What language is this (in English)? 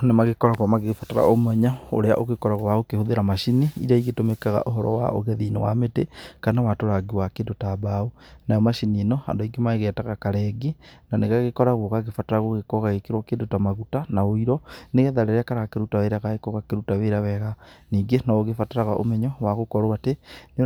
Kikuyu